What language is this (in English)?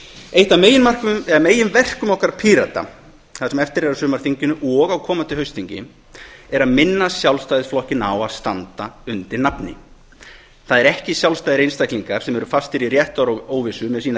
Icelandic